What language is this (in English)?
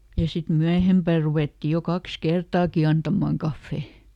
Finnish